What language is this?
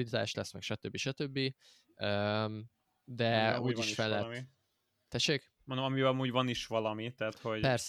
Hungarian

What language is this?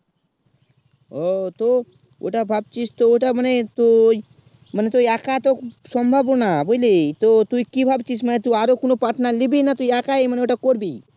Bangla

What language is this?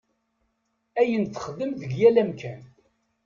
Kabyle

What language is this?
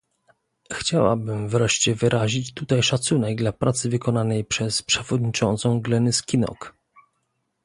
Polish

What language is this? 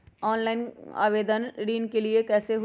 Magahi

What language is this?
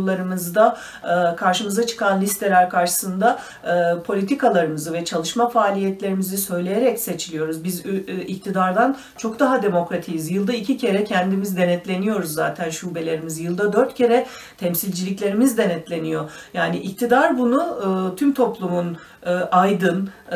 Turkish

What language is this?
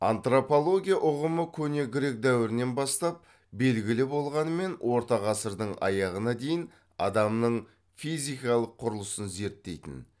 Kazakh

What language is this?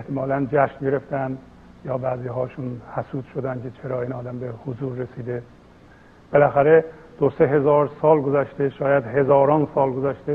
Persian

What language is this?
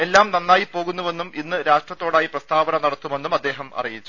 Malayalam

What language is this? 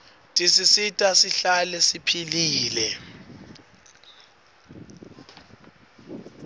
Swati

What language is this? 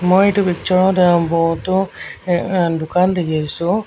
Assamese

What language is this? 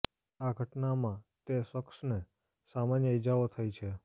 Gujarati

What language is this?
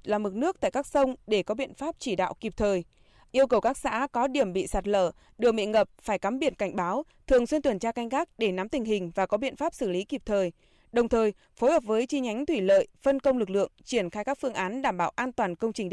Vietnamese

